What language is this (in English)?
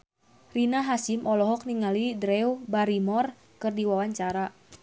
Sundanese